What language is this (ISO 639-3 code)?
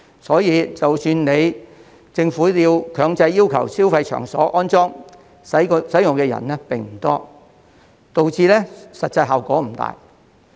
yue